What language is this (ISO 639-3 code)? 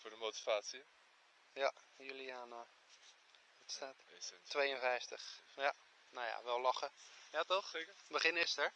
nld